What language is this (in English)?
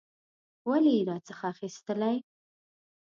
Pashto